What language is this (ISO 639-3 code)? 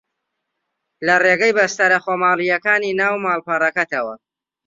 ckb